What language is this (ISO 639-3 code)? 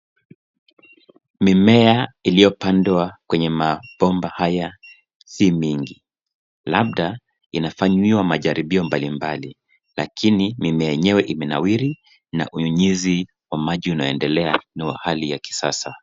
swa